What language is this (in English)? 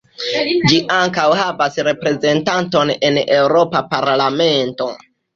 Esperanto